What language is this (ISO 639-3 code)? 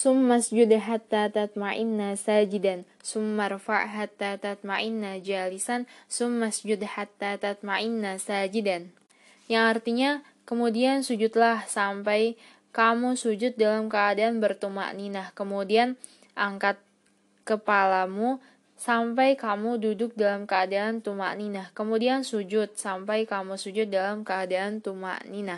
ind